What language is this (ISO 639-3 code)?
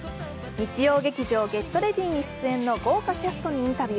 jpn